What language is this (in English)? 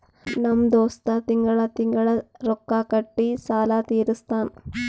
Kannada